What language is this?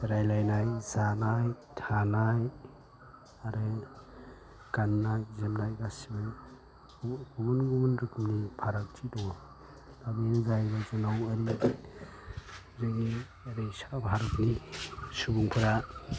Bodo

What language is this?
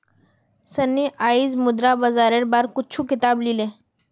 Magahi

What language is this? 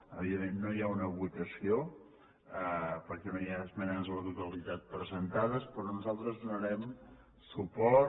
Catalan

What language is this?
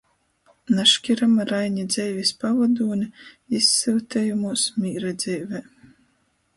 Latgalian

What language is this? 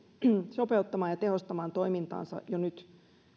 Finnish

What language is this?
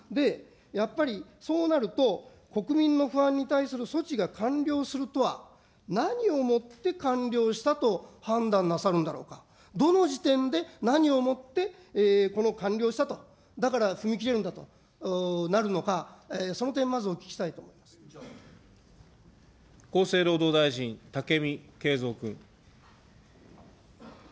Japanese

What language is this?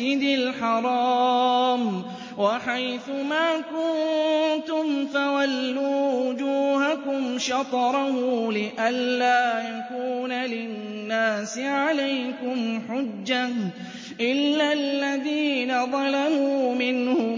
Arabic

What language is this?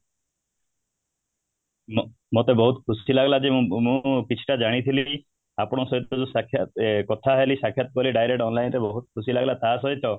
Odia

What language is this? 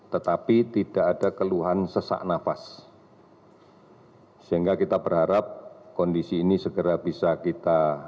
Indonesian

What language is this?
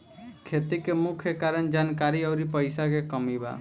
Bhojpuri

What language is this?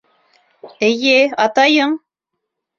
Bashkir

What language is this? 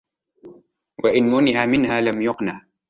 Arabic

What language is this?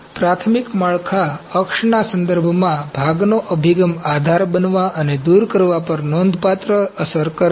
Gujarati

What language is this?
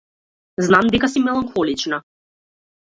Macedonian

